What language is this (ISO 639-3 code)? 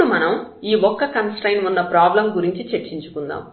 tel